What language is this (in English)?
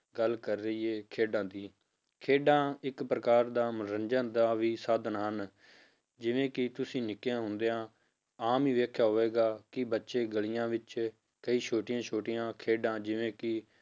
Punjabi